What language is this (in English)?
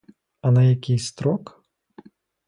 Ukrainian